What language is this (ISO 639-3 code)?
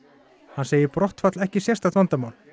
isl